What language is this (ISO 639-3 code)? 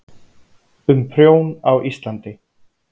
isl